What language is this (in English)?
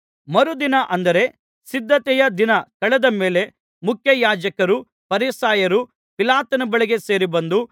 Kannada